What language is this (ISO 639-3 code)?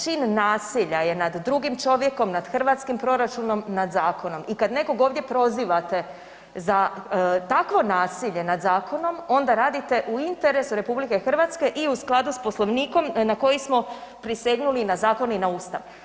hrv